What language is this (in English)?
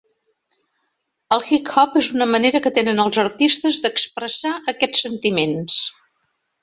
Catalan